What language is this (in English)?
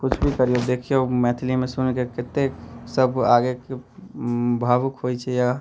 Maithili